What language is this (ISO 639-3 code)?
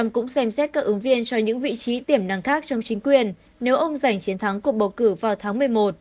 vie